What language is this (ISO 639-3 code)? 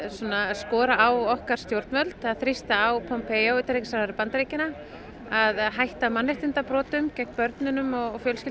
isl